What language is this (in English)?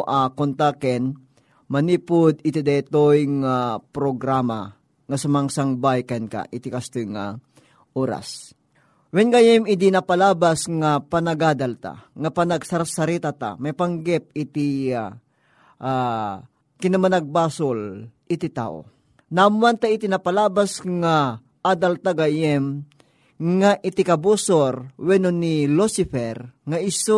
Filipino